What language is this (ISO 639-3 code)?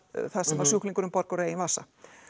isl